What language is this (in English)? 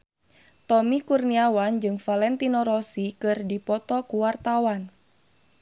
Sundanese